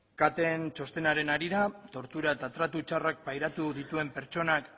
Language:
Basque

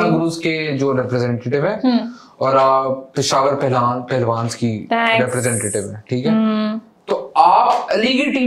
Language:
Hindi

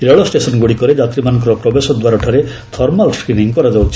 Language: Odia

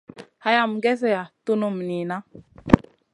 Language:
Masana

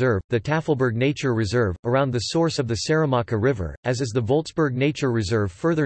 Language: English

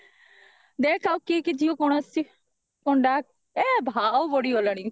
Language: Odia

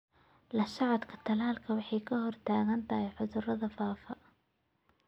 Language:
Somali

